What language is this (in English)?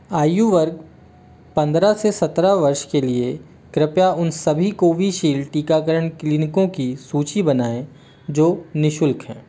Hindi